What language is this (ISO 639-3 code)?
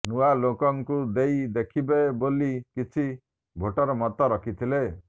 ori